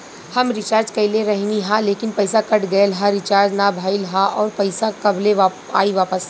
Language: Bhojpuri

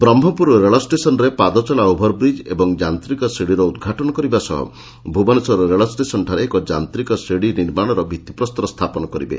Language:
Odia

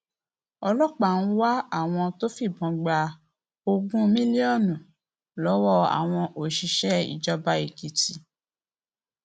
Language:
Yoruba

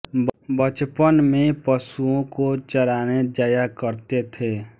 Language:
Hindi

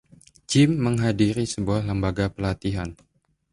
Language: Indonesian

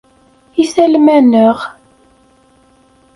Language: Kabyle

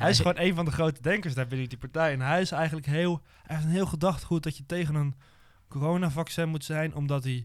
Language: Dutch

